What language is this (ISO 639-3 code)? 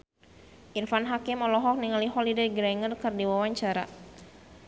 sun